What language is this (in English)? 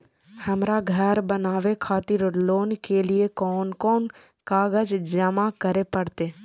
Maithili